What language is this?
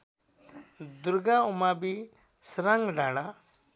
Nepali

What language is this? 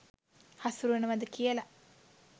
Sinhala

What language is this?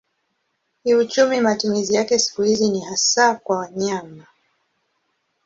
Swahili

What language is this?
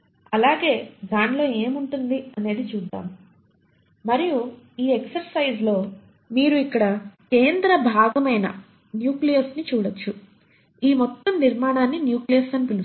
Telugu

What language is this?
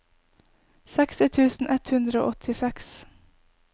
Norwegian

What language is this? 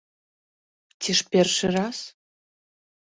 Belarusian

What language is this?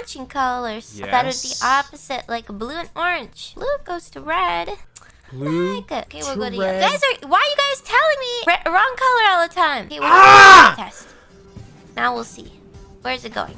English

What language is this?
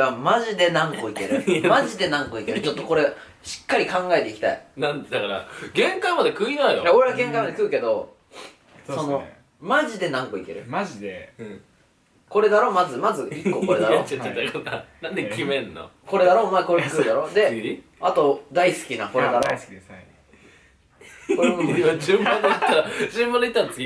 Japanese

